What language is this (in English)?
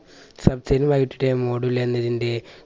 Malayalam